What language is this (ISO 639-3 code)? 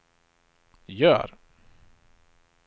swe